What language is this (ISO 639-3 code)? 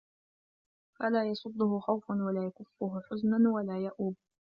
ara